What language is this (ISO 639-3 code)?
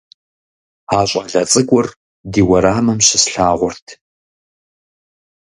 kbd